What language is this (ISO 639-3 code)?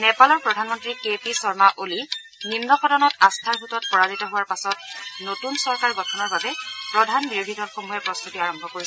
asm